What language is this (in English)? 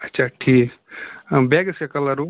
Kashmiri